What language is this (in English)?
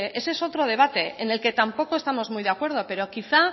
Spanish